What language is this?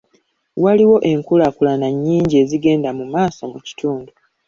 Ganda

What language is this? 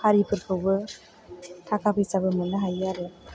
Bodo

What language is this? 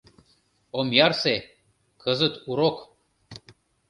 Mari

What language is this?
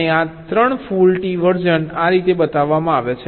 Gujarati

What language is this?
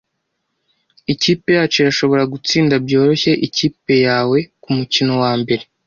Kinyarwanda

